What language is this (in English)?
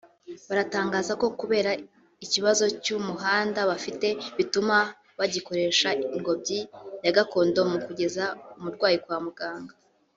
Kinyarwanda